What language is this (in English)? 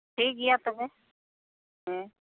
Santali